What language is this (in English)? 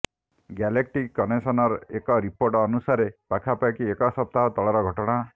Odia